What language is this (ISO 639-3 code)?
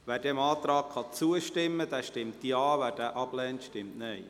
gsw